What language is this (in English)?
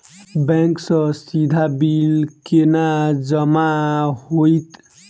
Maithili